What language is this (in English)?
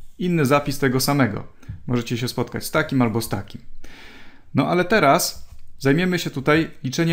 Polish